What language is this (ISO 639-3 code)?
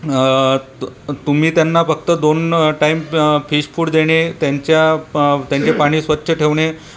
mar